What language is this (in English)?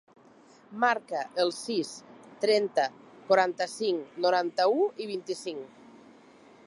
Catalan